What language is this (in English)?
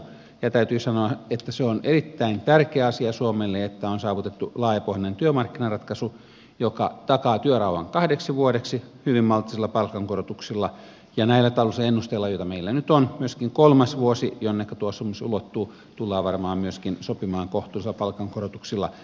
Finnish